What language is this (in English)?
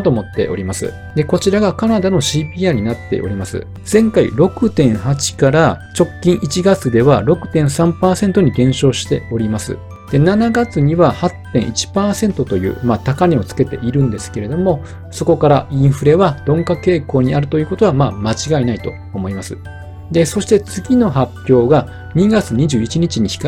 Japanese